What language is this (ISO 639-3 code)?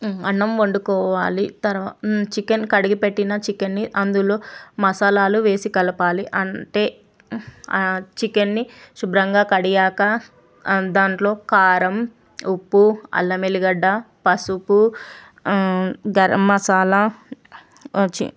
tel